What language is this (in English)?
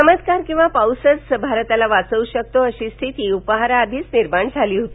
Marathi